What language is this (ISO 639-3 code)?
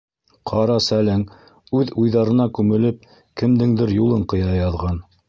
bak